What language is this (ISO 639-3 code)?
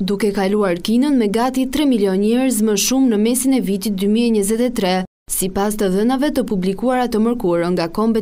ron